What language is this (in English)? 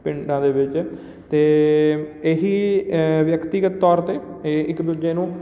Punjabi